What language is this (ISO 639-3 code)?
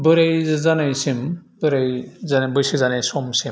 brx